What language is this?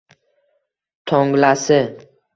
Uzbek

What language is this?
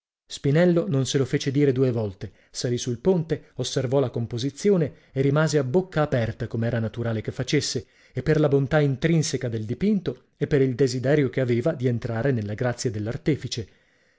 Italian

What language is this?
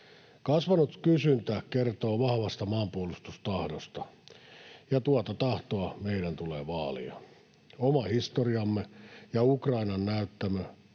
Finnish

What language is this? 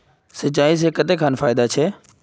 Magahi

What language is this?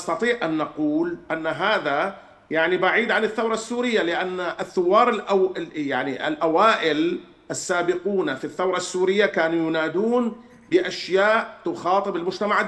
Arabic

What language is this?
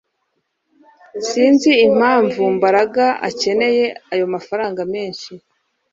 Kinyarwanda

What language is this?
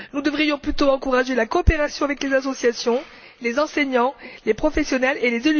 French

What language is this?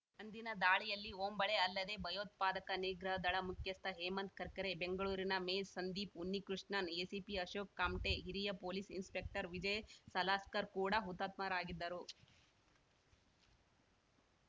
Kannada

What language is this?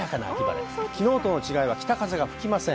Japanese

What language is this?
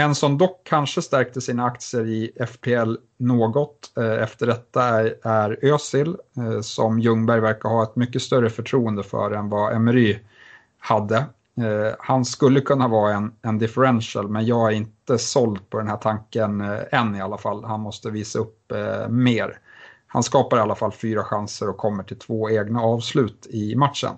Swedish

